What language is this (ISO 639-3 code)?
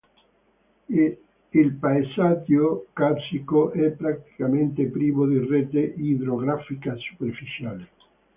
ita